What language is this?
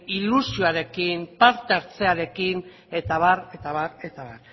Basque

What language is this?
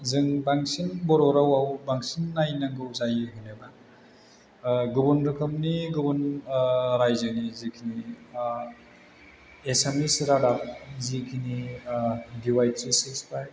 Bodo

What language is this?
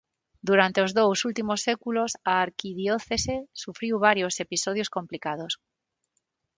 Galician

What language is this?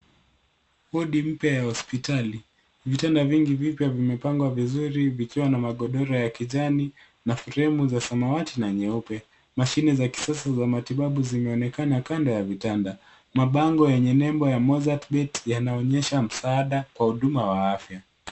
Swahili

